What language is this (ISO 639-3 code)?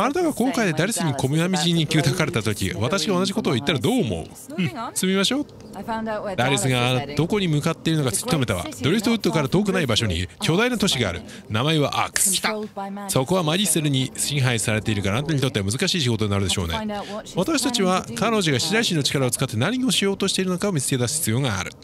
jpn